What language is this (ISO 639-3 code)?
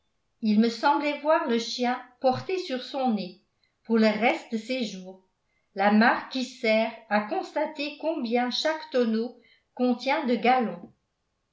fra